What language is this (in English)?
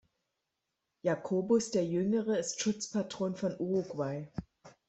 German